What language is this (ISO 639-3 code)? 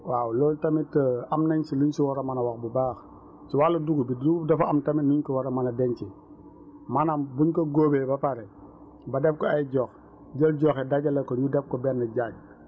wol